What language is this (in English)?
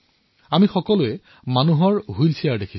Assamese